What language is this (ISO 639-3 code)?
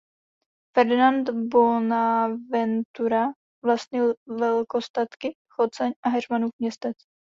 ces